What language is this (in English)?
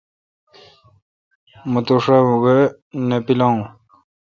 Kalkoti